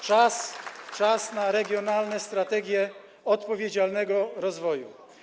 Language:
Polish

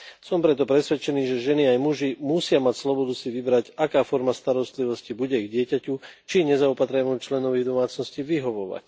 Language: Slovak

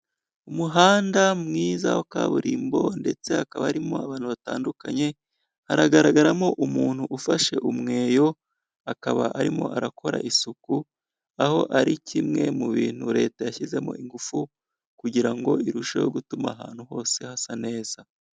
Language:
Kinyarwanda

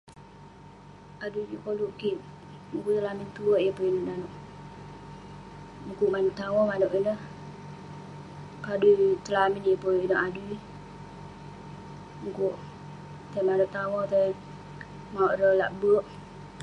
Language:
Western Penan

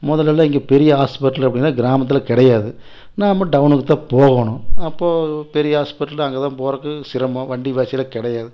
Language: Tamil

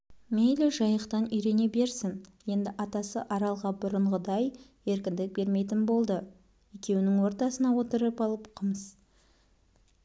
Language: Kazakh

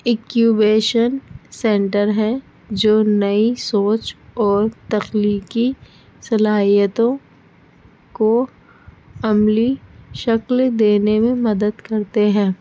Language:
Urdu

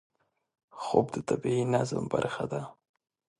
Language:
Pashto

